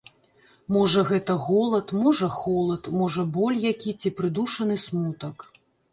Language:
Belarusian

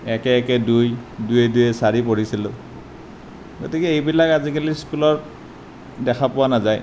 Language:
Assamese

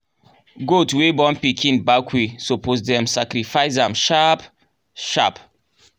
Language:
Nigerian Pidgin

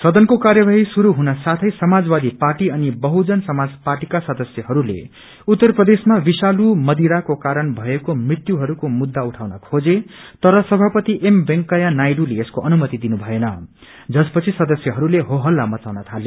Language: Nepali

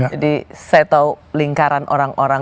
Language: Indonesian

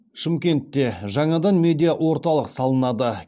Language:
Kazakh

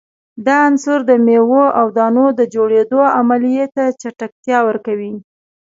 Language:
Pashto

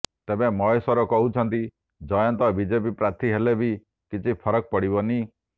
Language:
Odia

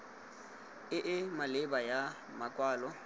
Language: Tswana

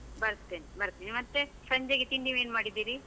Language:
Kannada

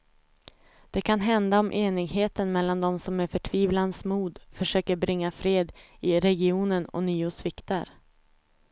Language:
Swedish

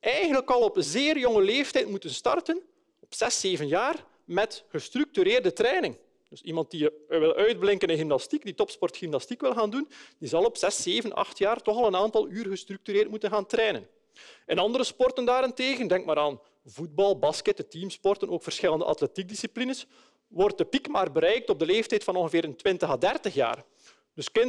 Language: Dutch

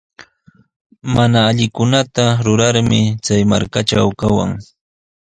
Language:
Sihuas Ancash Quechua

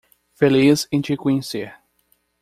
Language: Portuguese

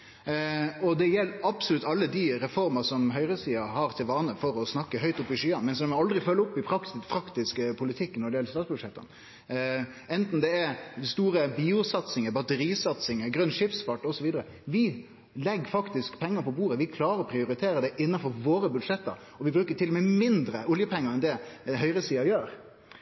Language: Norwegian Nynorsk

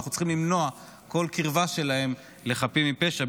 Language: Hebrew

